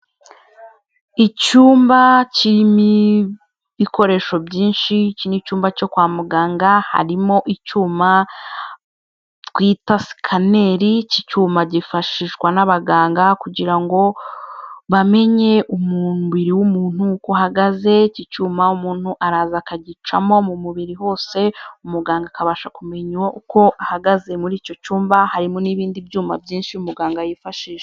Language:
Kinyarwanda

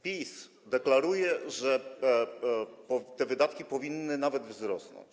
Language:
Polish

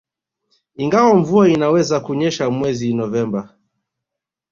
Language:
Swahili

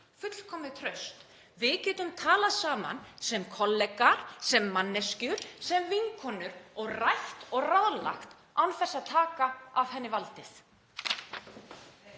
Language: Icelandic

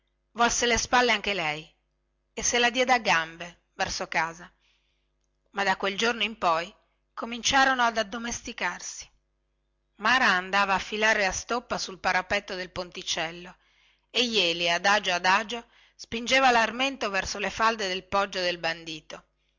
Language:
Italian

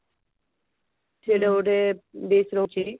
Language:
Odia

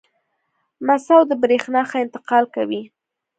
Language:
Pashto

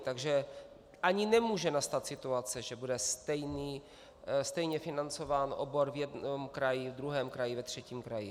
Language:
Czech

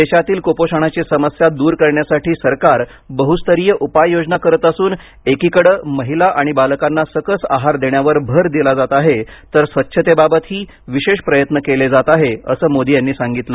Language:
Marathi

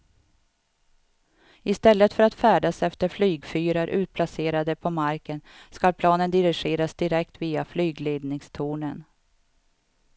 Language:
Swedish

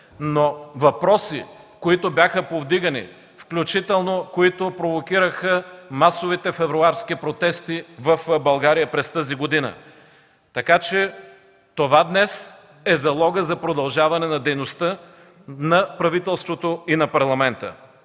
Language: Bulgarian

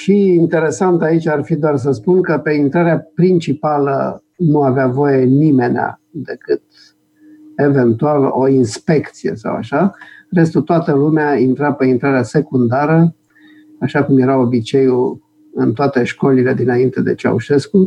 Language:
Romanian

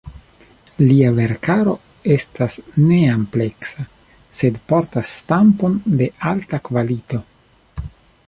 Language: Esperanto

